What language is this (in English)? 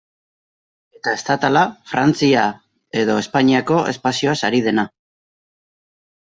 Basque